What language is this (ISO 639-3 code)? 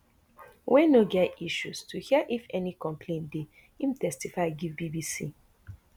pcm